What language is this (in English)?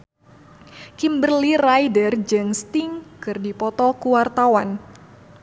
Sundanese